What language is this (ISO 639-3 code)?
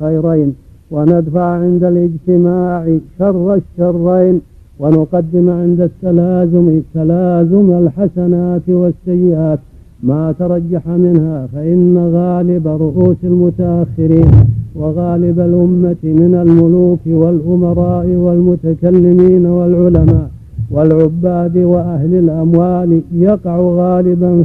ara